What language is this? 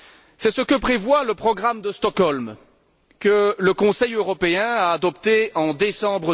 French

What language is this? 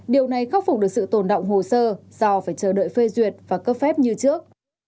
Vietnamese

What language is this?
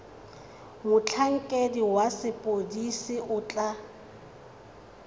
Tswana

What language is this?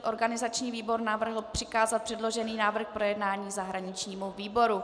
Czech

